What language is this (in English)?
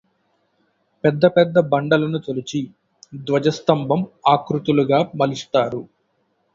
Telugu